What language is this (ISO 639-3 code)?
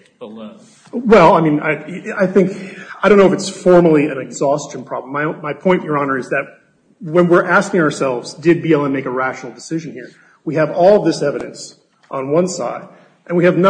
eng